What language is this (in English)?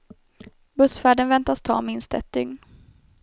Swedish